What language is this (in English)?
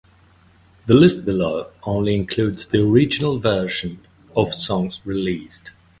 English